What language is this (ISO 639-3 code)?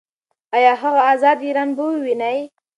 pus